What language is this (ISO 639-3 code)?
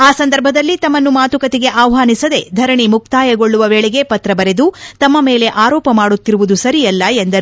kan